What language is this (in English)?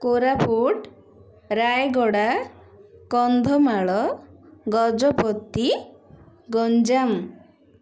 Odia